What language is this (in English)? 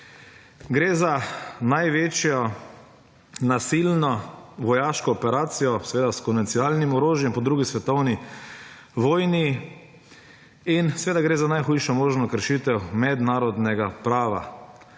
Slovenian